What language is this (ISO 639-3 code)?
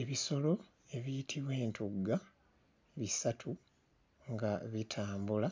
lug